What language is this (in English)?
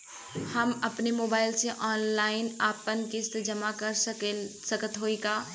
Bhojpuri